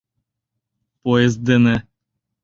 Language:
Mari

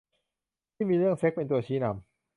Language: Thai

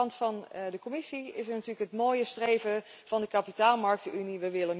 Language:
Dutch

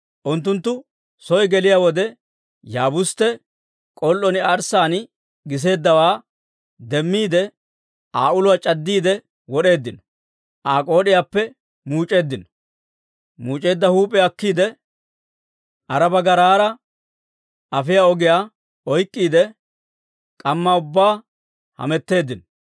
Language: Dawro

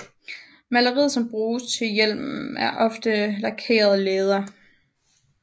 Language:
Danish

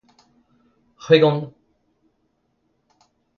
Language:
Breton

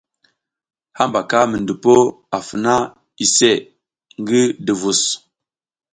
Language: South Giziga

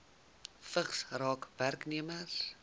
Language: Afrikaans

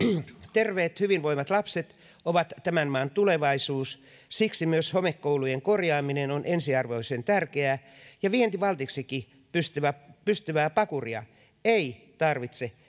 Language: Finnish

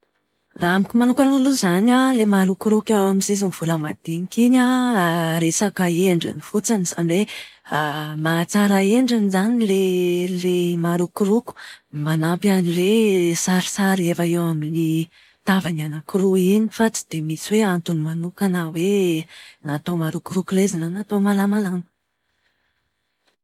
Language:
Malagasy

